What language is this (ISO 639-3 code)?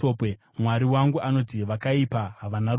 sna